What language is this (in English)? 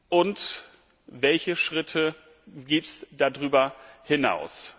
German